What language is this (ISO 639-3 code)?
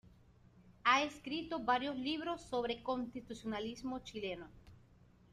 spa